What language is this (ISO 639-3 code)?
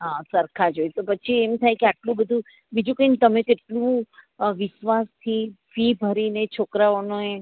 guj